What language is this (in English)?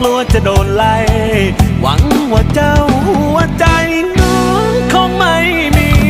Thai